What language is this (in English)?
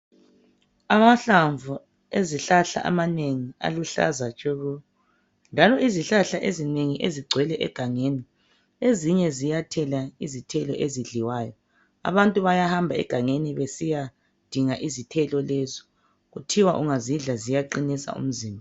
North Ndebele